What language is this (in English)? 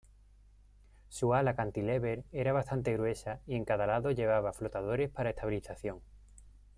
Spanish